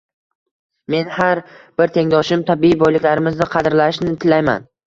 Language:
Uzbek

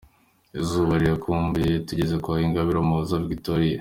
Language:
Kinyarwanda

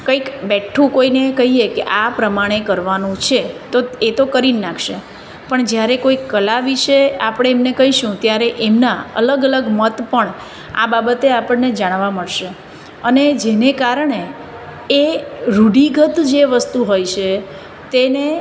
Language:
Gujarati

